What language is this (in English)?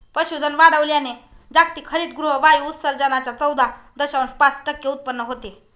Marathi